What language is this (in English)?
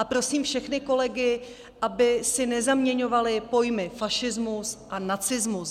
Czech